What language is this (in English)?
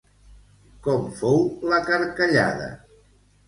Catalan